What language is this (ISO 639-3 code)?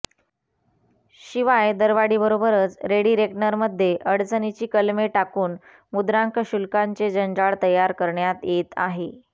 mar